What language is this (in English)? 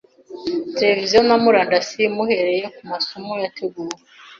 Kinyarwanda